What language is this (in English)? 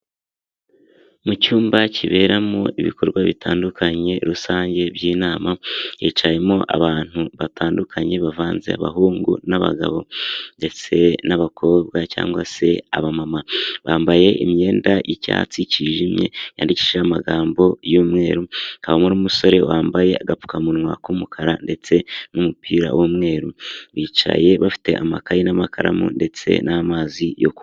Kinyarwanda